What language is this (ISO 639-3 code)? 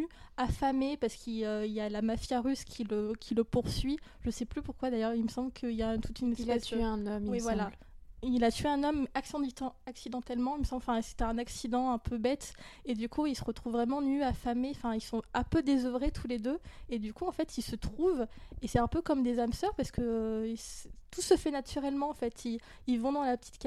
fra